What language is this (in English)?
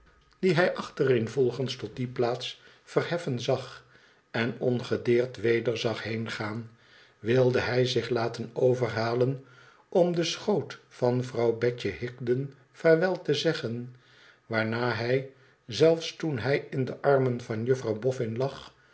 Dutch